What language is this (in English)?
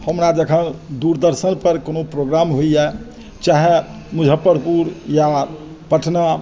Maithili